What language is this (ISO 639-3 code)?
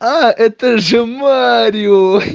rus